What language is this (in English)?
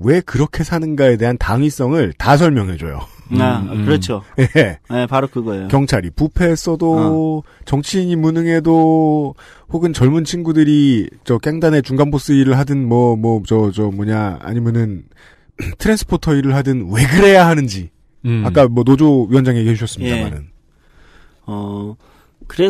Korean